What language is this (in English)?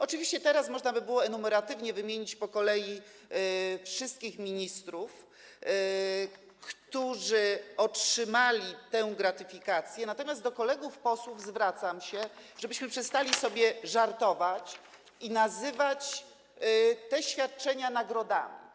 Polish